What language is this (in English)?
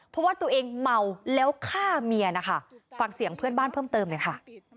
Thai